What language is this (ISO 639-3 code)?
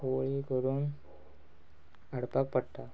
kok